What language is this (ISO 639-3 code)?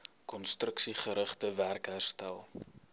afr